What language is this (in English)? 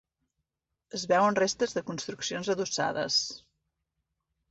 Catalan